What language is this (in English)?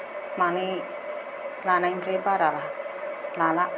Bodo